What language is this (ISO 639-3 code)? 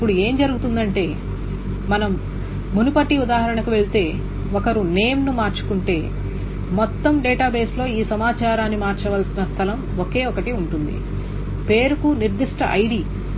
tel